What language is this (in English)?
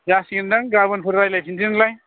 Bodo